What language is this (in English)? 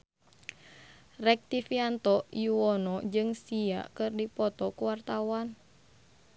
Sundanese